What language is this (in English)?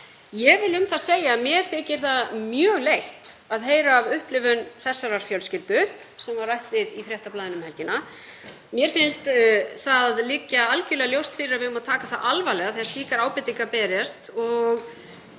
Icelandic